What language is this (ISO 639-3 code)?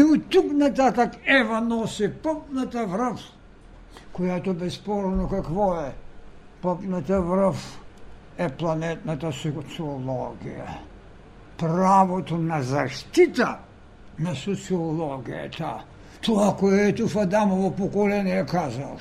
bul